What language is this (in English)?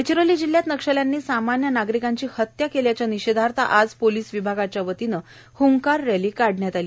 Marathi